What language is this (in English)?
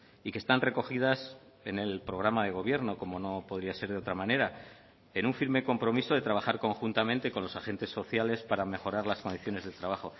Spanish